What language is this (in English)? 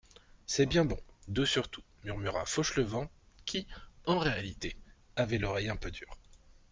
French